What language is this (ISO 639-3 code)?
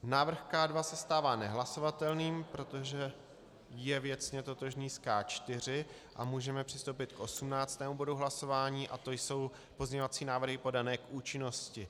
ces